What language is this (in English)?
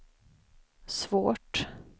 Swedish